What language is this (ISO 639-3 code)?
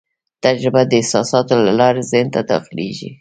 pus